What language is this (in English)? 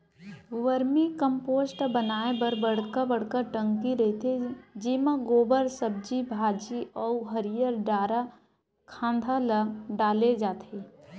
Chhattisgarhi